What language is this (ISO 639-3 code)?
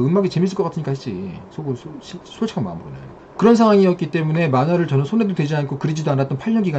kor